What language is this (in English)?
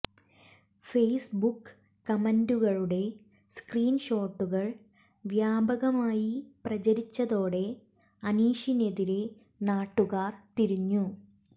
Malayalam